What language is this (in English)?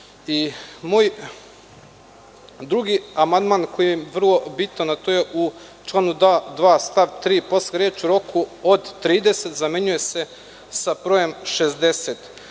Serbian